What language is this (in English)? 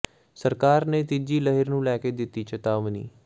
Punjabi